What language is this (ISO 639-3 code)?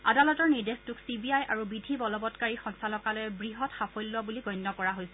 asm